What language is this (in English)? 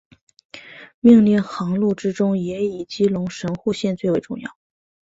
Chinese